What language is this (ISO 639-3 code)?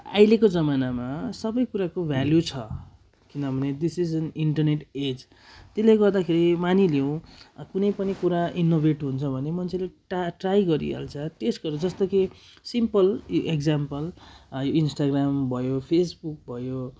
nep